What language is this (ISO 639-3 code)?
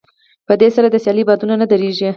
pus